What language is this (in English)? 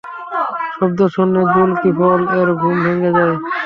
Bangla